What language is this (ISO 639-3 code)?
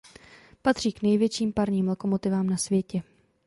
ces